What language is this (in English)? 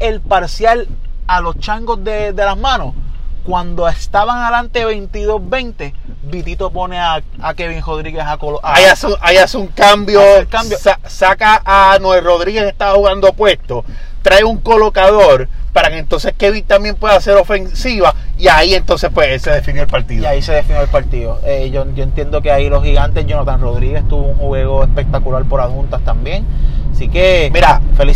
Spanish